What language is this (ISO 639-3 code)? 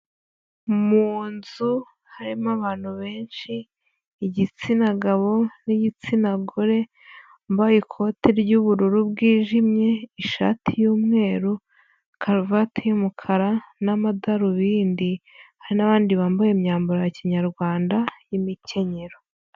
kin